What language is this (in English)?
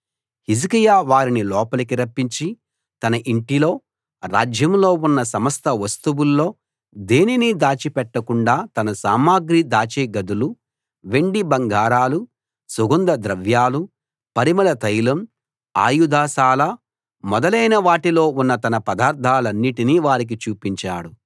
Telugu